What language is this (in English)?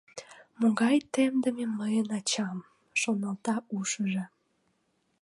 Mari